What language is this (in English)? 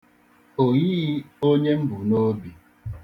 Igbo